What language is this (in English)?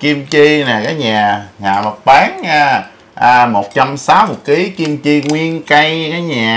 Vietnamese